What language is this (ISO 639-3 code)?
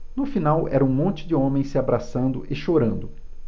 por